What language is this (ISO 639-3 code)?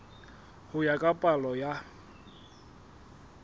sot